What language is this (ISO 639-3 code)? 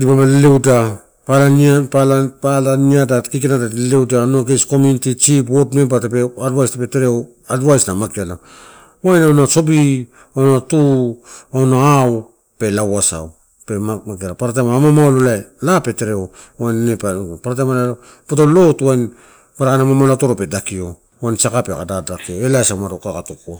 ttu